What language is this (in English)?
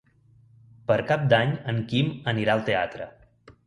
Catalan